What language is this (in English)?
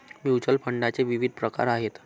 Marathi